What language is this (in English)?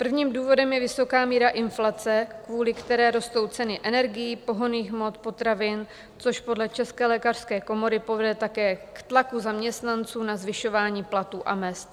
Czech